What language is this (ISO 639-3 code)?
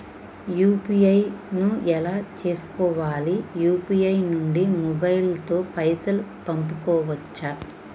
tel